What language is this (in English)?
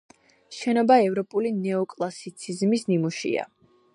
Georgian